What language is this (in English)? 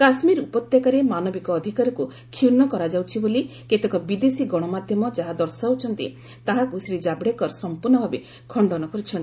Odia